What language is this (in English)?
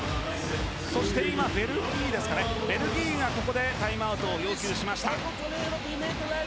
Japanese